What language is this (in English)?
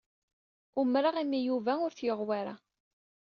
Kabyle